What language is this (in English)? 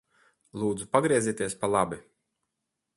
Latvian